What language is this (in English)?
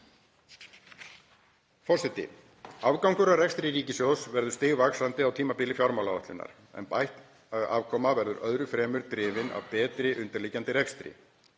Icelandic